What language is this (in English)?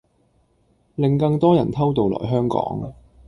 Cantonese